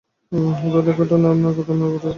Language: Bangla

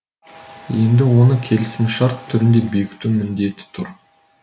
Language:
Kazakh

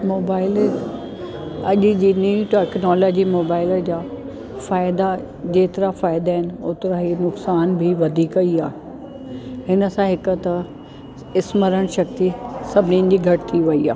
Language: Sindhi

